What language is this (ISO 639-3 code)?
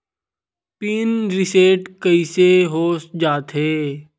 hne